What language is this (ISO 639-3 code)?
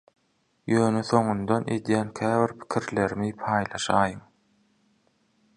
tuk